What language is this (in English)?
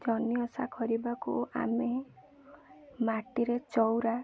Odia